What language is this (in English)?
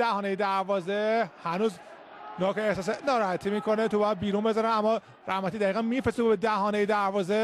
Persian